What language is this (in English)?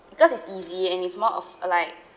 English